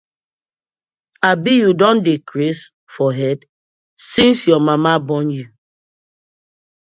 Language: Nigerian Pidgin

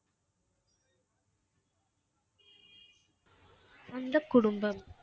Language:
Tamil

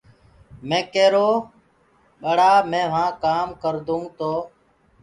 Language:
Gurgula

